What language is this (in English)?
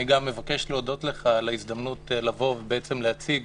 Hebrew